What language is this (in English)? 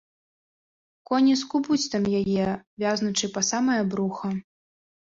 Belarusian